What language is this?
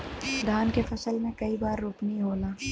Bhojpuri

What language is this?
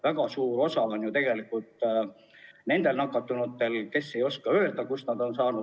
Estonian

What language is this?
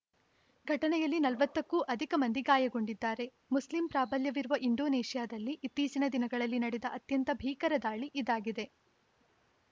Kannada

